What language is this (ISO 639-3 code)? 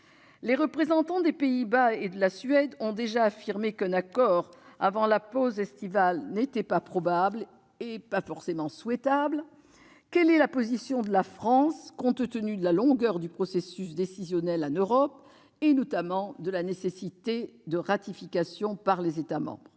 fra